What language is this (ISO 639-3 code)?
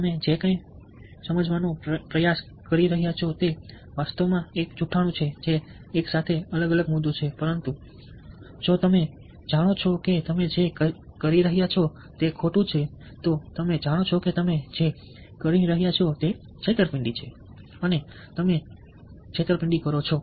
guj